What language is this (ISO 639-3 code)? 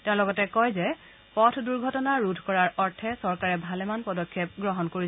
asm